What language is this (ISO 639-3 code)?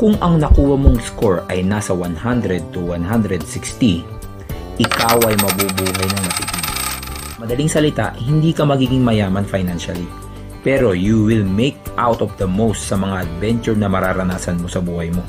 fil